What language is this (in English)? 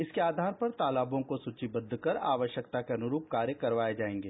Hindi